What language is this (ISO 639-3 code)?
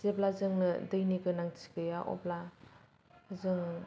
brx